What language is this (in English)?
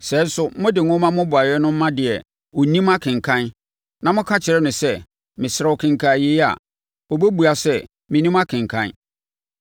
Akan